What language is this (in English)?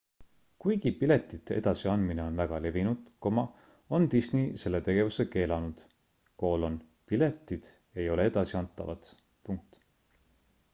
Estonian